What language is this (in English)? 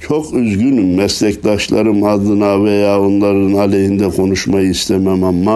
Turkish